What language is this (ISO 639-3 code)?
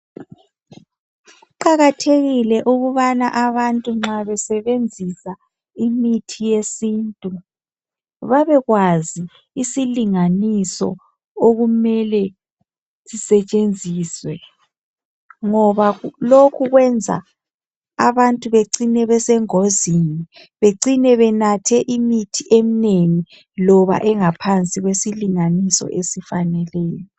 nde